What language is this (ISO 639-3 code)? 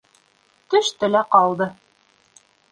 bak